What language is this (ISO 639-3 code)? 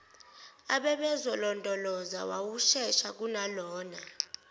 zul